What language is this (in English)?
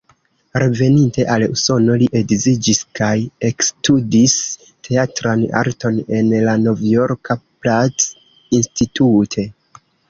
Esperanto